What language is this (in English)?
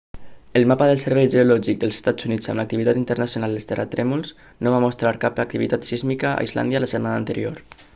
Catalan